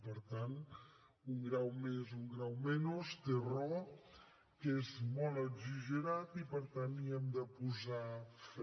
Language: Catalan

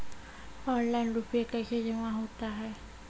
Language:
Maithili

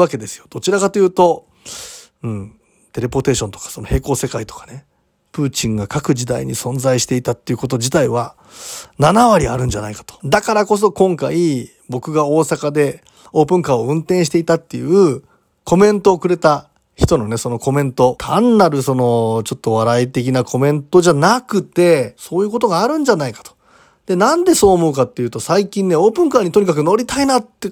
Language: Japanese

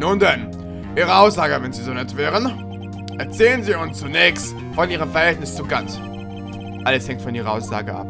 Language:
German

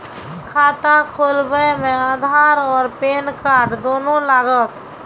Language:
Maithili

